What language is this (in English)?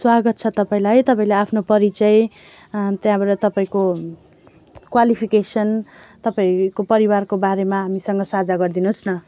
Nepali